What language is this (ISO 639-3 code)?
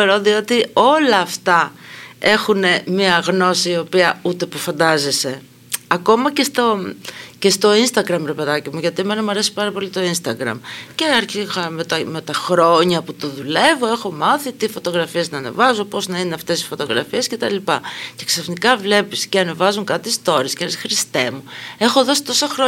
ell